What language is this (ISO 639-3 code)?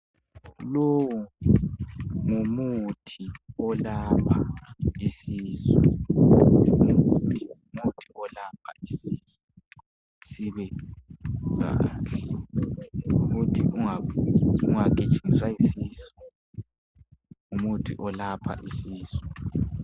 nde